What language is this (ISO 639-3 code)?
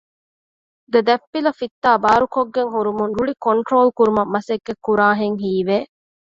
div